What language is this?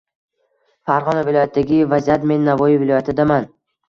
Uzbek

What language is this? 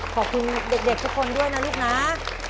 Thai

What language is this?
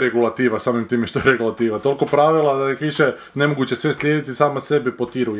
Croatian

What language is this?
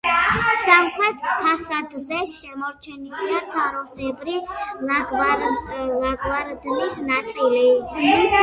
Georgian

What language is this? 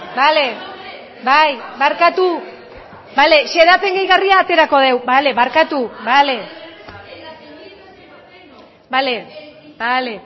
Basque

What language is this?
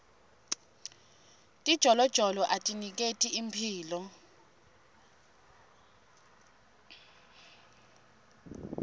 Swati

